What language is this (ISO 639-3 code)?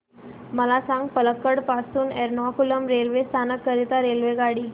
mar